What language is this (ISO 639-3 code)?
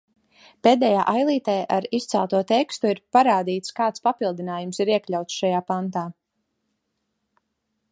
lav